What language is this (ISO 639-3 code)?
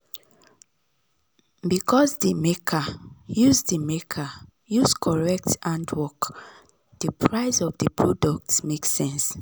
pcm